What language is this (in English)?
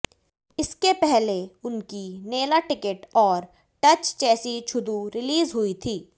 Hindi